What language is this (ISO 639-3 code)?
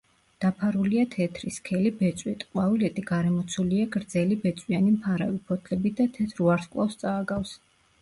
kat